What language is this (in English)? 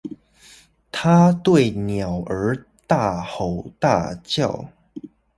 Chinese